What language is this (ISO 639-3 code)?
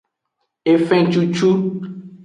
ajg